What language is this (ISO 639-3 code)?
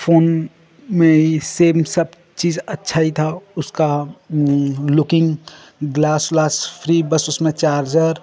hin